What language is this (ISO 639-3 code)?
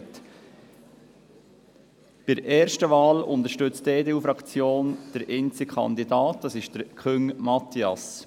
gsw